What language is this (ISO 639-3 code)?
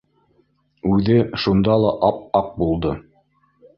bak